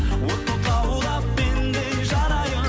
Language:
Kazakh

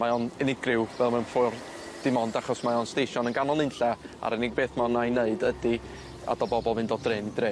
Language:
Welsh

